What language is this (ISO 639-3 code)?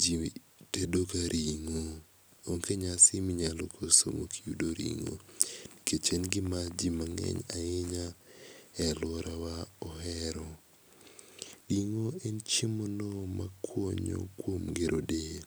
luo